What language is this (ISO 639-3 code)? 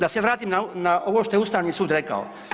hrv